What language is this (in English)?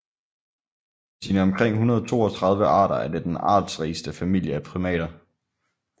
Danish